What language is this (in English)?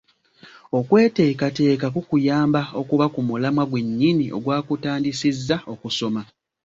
Ganda